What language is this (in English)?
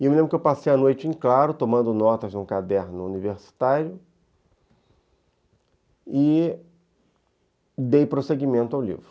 Portuguese